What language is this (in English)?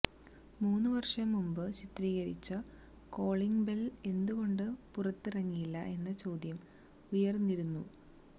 Malayalam